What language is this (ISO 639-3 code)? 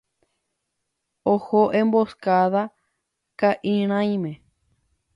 grn